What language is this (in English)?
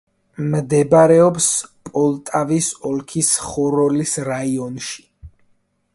Georgian